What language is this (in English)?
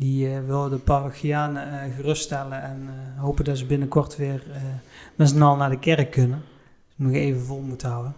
Dutch